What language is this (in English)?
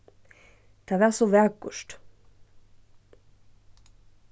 Faroese